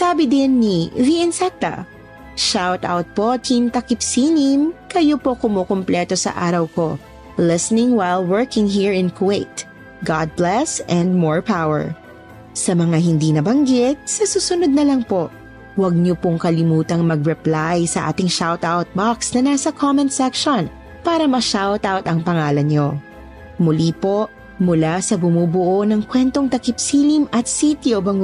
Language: Filipino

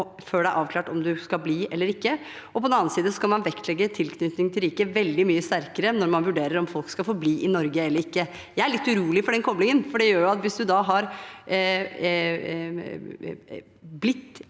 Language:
Norwegian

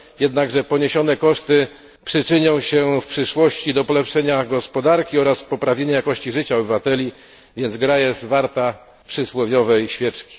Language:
Polish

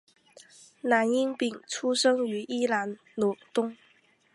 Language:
Chinese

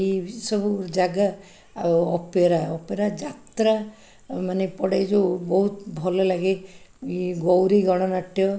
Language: Odia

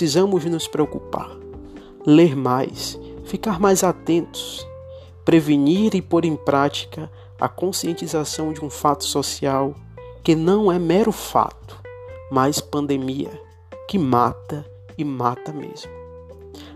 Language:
Portuguese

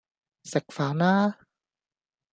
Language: Cantonese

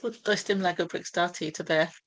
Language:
Welsh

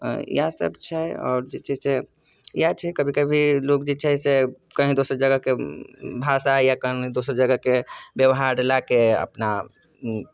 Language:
Maithili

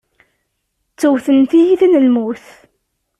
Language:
Kabyle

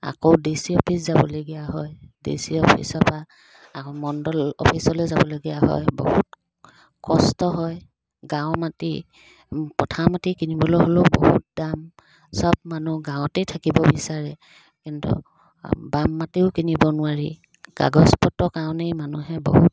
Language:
Assamese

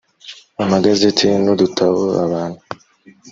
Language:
Kinyarwanda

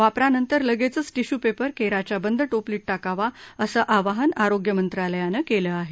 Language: Marathi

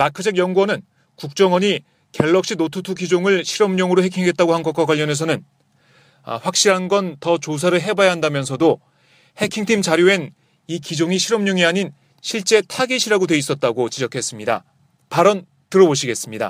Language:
Korean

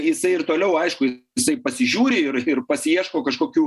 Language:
Lithuanian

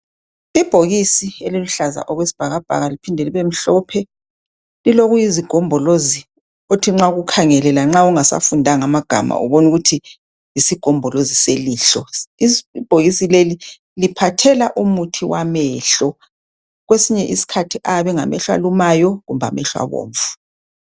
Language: North Ndebele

